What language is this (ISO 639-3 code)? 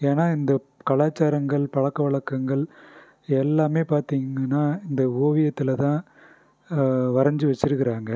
tam